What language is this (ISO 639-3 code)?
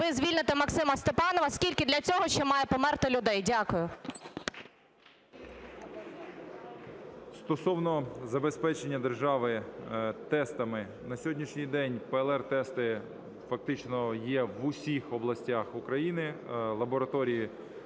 ukr